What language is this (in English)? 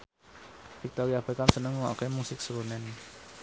Javanese